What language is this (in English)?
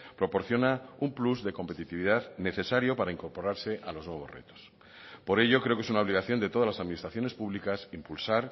Spanish